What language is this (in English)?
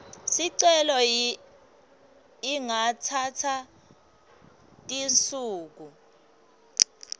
Swati